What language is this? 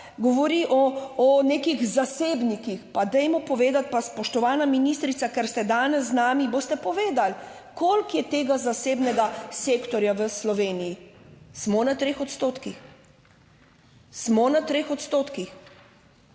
Slovenian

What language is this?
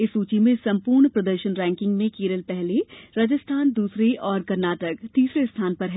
Hindi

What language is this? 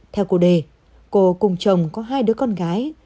Vietnamese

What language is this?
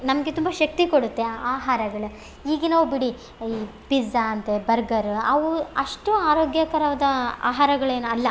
Kannada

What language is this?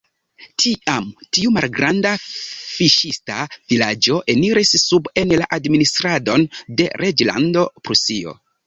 Esperanto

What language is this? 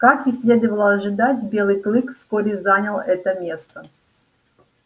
Russian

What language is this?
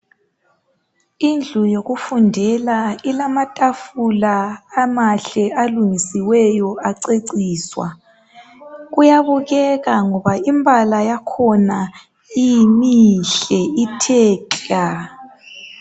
North Ndebele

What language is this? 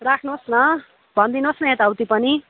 Nepali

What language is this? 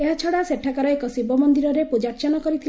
Odia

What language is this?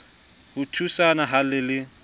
Southern Sotho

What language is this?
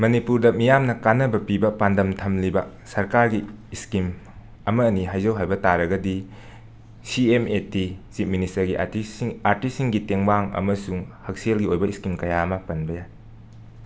Manipuri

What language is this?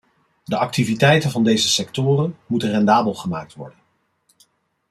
Dutch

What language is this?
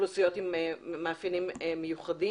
Hebrew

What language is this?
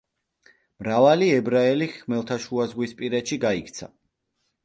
Georgian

